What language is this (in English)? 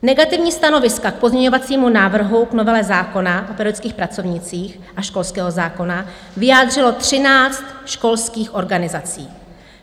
Czech